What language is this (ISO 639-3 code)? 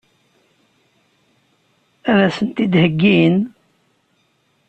kab